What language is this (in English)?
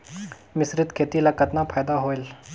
Chhattisgarhi